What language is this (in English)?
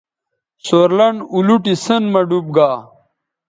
Bateri